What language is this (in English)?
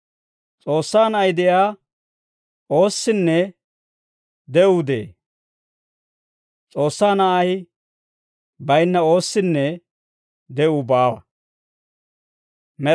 Dawro